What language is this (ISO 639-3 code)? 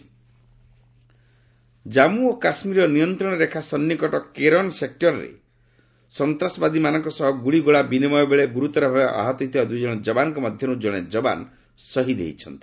ori